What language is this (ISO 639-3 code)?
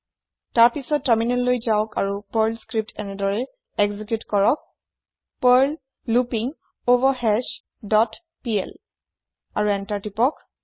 asm